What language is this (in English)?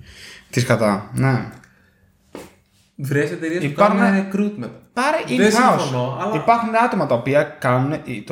Greek